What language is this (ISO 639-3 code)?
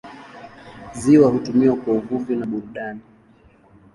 swa